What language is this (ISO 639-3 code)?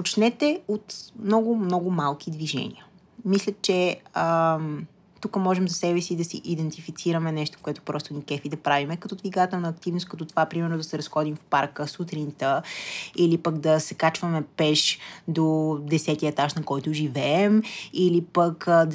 bul